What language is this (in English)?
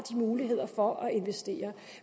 Danish